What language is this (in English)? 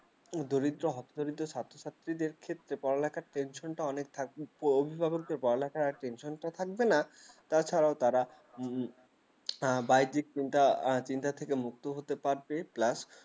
Bangla